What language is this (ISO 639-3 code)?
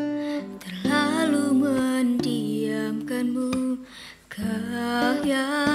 ind